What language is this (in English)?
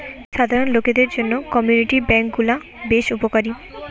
Bangla